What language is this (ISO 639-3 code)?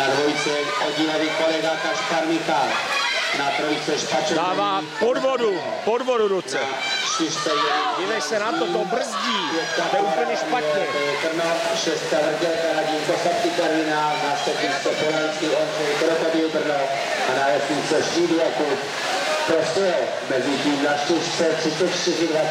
ces